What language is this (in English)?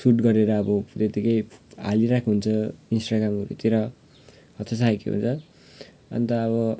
Nepali